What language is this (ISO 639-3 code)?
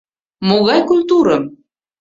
chm